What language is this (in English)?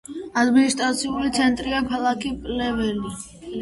Georgian